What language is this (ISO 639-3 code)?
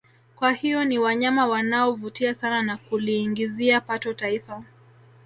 swa